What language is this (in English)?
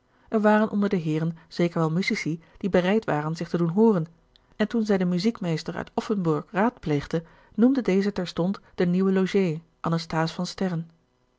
Dutch